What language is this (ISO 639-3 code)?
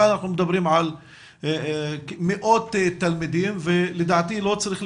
heb